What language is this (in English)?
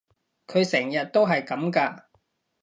Cantonese